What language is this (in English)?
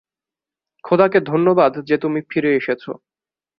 Bangla